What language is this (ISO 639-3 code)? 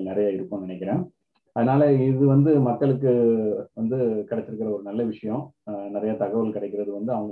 tam